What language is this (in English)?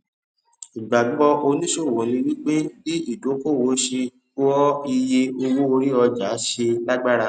Yoruba